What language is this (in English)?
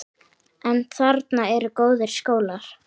Icelandic